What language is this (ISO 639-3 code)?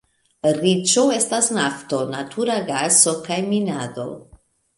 epo